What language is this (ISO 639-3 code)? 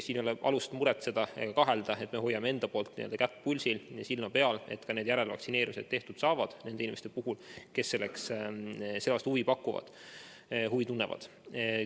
est